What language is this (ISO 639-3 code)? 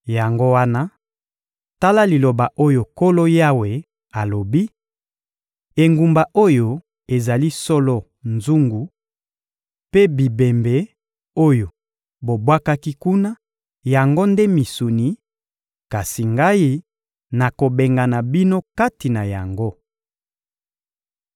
lin